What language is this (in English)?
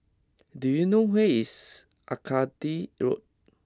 English